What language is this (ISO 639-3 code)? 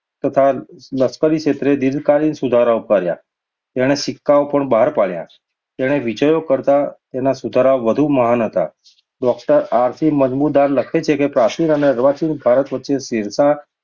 guj